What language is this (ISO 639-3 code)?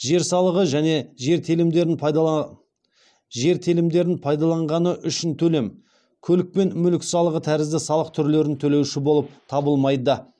kaz